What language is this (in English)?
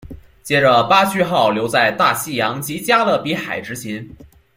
Chinese